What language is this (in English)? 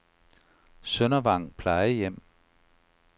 Danish